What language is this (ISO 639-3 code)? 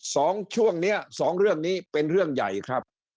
tha